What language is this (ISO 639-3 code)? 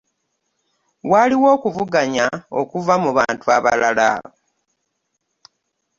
lug